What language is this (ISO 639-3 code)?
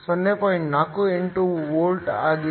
kan